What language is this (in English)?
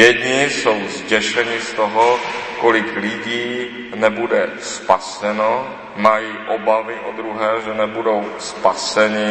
Czech